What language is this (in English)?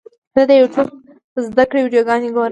Pashto